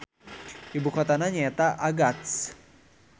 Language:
Sundanese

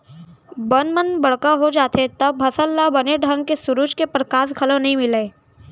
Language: Chhattisgarhi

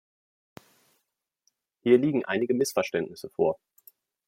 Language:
German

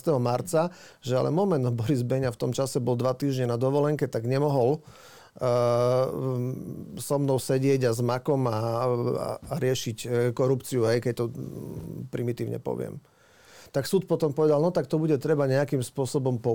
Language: Slovak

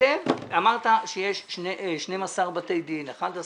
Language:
Hebrew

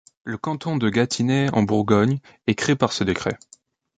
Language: French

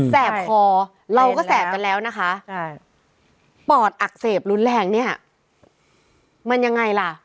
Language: Thai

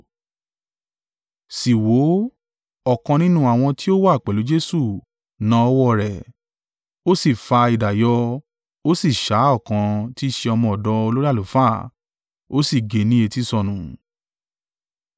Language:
Yoruba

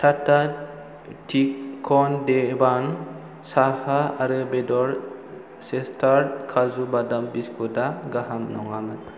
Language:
Bodo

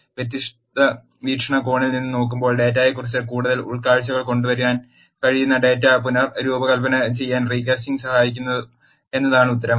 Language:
Malayalam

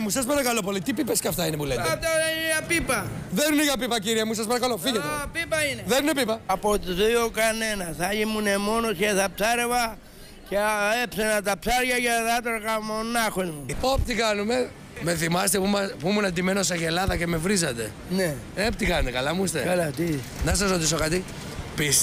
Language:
Greek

